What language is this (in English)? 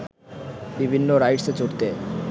Bangla